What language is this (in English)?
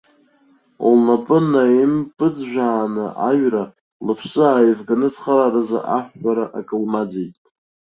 Abkhazian